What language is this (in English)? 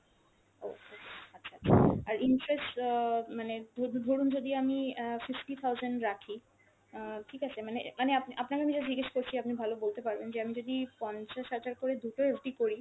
Bangla